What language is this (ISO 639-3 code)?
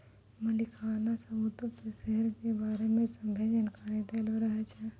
mai